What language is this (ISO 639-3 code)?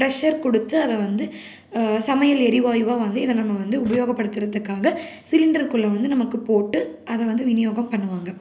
tam